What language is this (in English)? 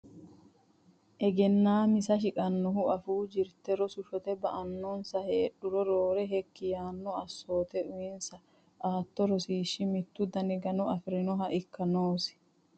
Sidamo